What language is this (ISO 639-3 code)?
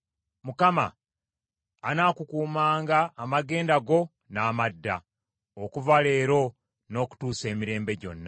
lug